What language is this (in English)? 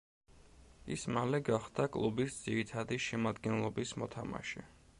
Georgian